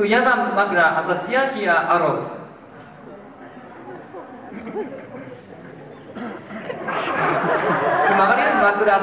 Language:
Indonesian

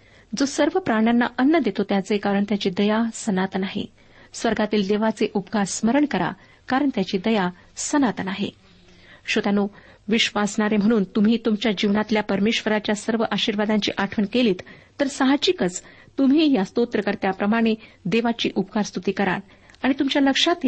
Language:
Marathi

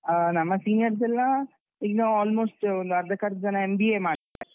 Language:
Kannada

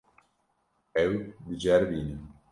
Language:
Kurdish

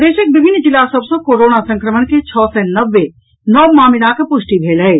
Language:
Maithili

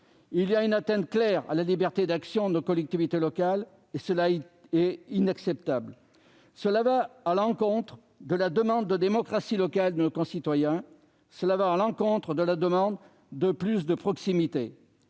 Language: French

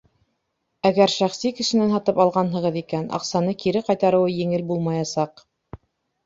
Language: Bashkir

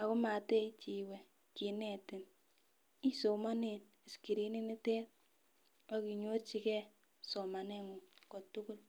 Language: Kalenjin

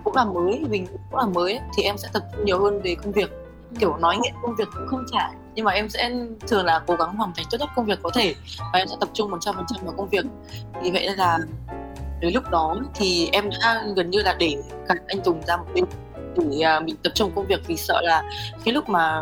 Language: Vietnamese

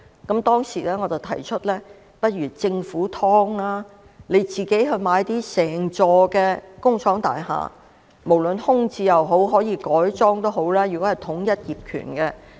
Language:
Cantonese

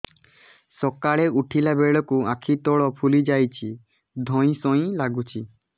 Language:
Odia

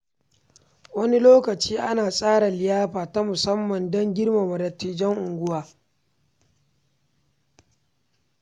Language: Hausa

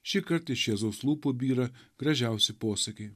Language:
Lithuanian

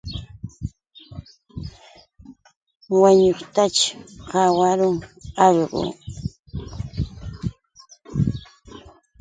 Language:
Yauyos Quechua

